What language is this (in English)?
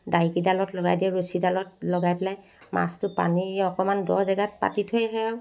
Assamese